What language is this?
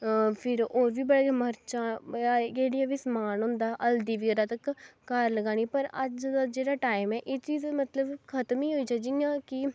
Dogri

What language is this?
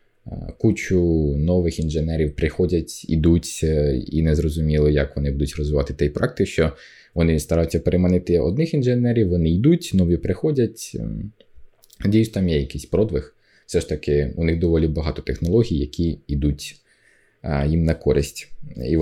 Ukrainian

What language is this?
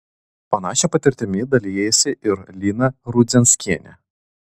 Lithuanian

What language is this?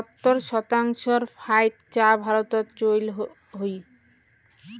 Bangla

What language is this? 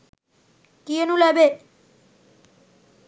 Sinhala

